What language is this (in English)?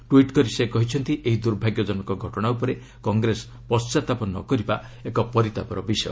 Odia